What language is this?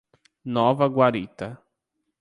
Portuguese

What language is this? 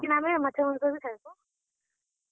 Odia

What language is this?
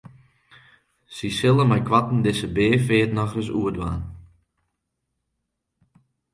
Western Frisian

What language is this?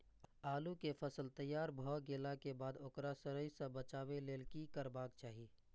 Maithili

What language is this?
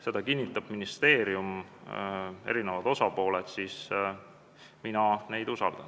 Estonian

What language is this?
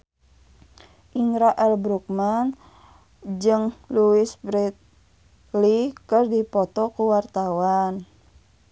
Sundanese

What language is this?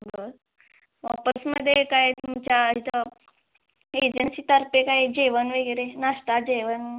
Marathi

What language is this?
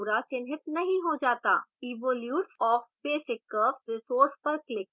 Hindi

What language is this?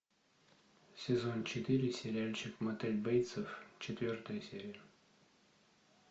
Russian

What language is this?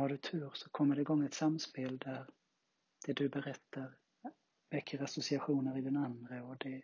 Swedish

